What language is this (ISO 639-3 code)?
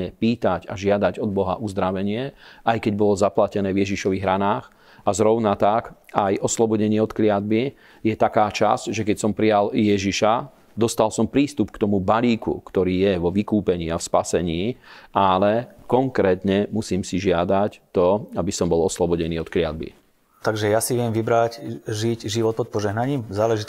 slk